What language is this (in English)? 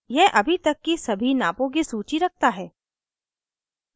Hindi